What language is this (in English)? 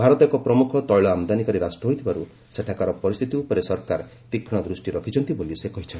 Odia